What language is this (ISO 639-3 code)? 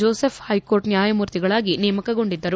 kan